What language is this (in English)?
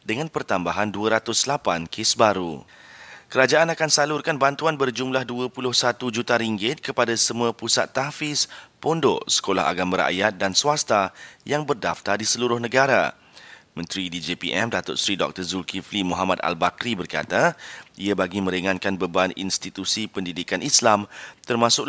Malay